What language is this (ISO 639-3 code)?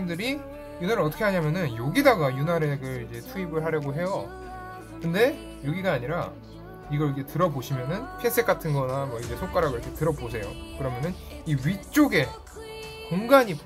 kor